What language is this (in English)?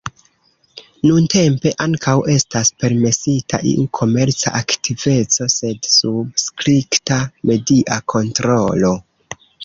Esperanto